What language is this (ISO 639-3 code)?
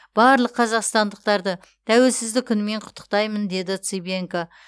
kaz